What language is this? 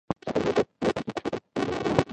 Pashto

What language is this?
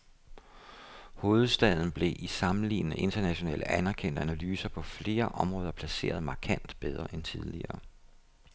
Danish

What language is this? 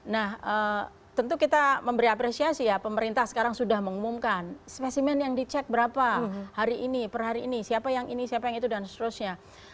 Indonesian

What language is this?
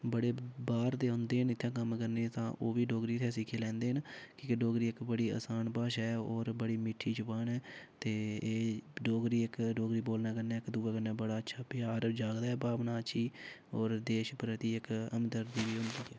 Dogri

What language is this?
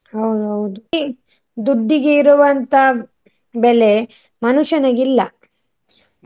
Kannada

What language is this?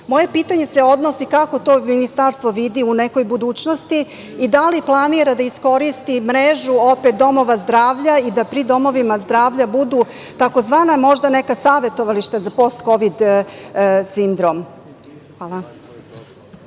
Serbian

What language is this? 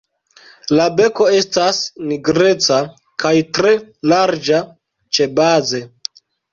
Esperanto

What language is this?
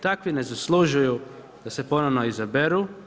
Croatian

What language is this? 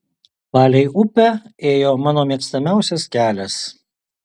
Lithuanian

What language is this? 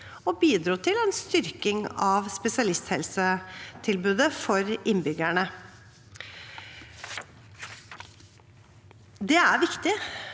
Norwegian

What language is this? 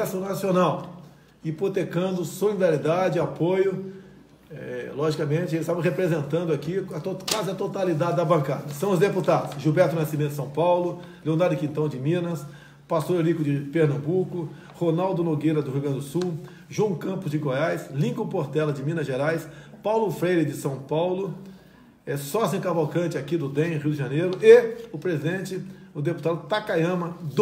Portuguese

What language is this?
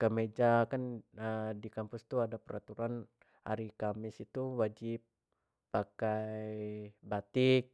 Jambi Malay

